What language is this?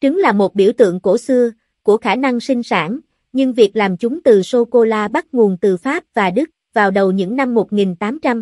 Vietnamese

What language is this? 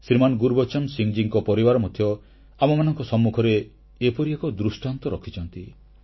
Odia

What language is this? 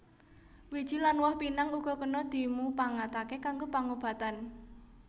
Javanese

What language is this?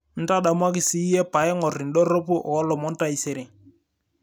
Masai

